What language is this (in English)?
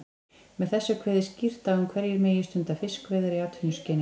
Icelandic